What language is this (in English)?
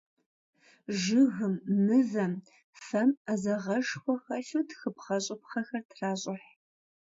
Kabardian